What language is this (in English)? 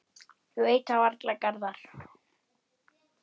Icelandic